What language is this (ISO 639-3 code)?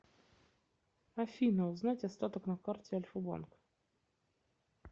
rus